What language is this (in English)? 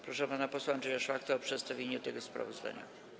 Polish